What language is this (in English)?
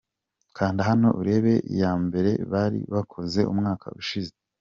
Kinyarwanda